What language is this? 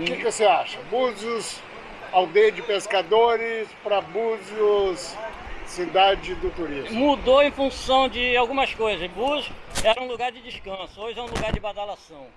Portuguese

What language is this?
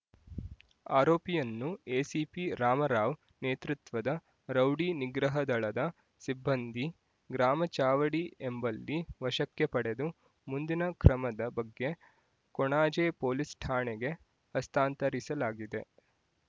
Kannada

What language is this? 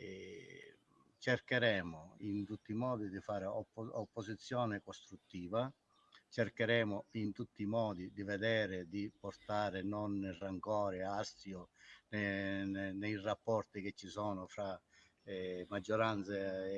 Italian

